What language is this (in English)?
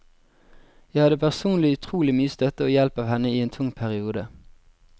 Norwegian